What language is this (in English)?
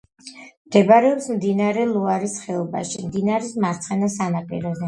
Georgian